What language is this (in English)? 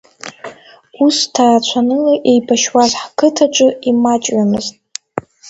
Abkhazian